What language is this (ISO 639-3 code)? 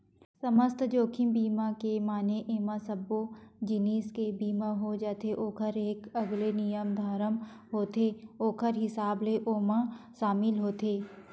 hne